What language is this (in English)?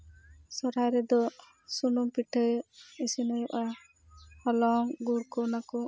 Santali